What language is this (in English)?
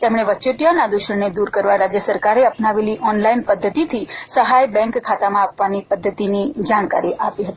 Gujarati